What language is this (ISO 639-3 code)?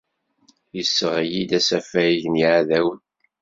kab